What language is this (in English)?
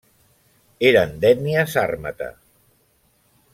Catalan